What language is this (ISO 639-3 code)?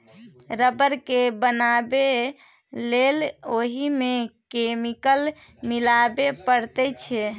mai